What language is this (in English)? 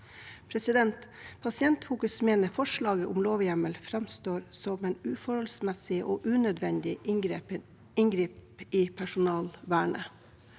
Norwegian